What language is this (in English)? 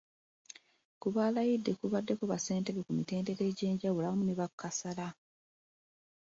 Ganda